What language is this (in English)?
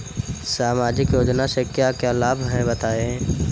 Hindi